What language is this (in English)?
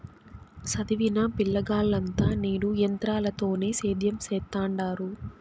Telugu